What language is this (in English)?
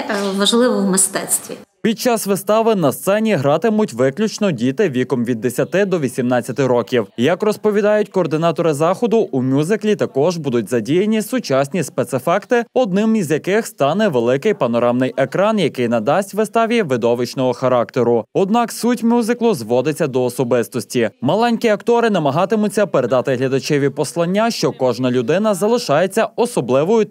Ukrainian